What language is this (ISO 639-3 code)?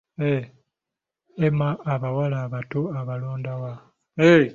lug